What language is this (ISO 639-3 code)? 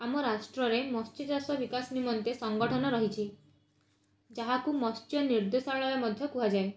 ori